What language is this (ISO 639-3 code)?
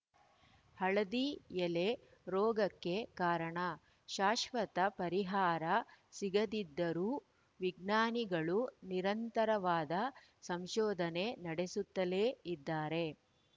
kan